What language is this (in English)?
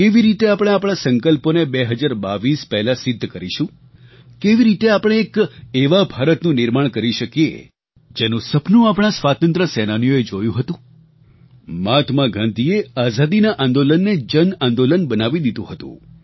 Gujarati